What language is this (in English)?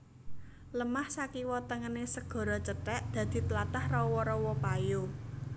Javanese